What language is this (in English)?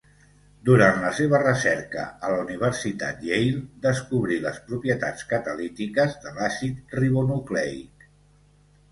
Catalan